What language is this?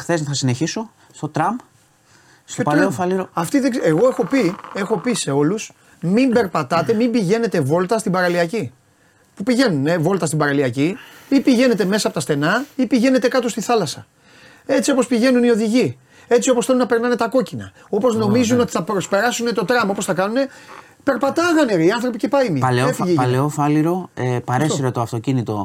Greek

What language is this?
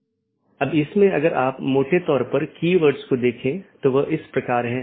Hindi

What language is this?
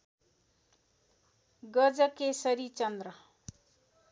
Nepali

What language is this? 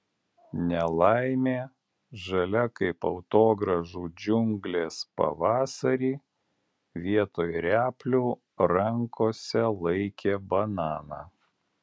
Lithuanian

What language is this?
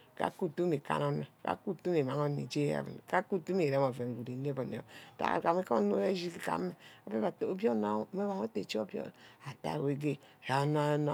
Ubaghara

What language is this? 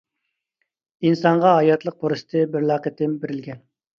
Uyghur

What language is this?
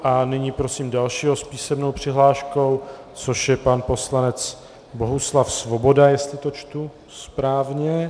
Czech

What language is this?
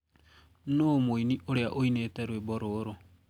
Kikuyu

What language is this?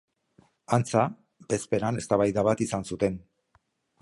Basque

